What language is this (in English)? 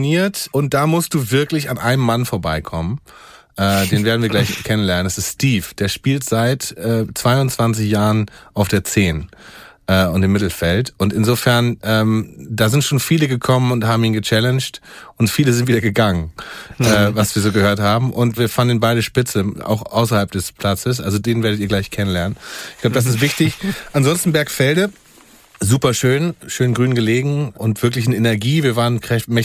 German